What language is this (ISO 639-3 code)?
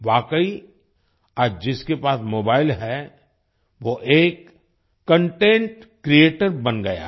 hin